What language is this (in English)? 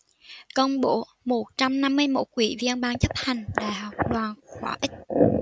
Vietnamese